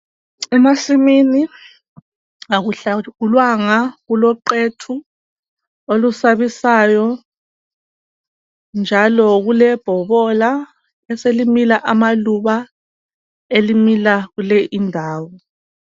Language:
North Ndebele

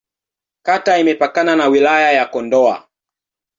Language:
Swahili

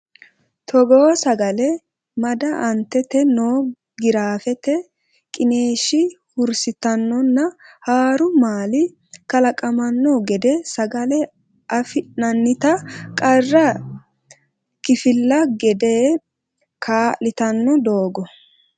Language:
Sidamo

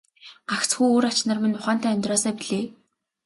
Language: Mongolian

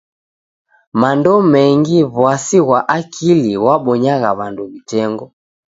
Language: Taita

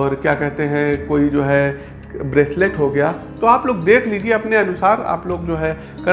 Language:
Hindi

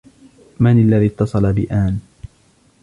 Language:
Arabic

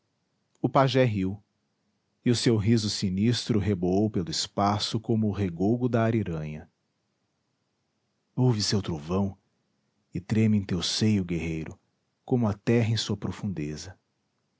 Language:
Portuguese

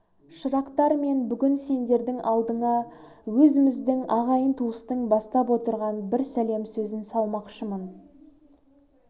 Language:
Kazakh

